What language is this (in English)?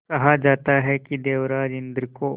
Hindi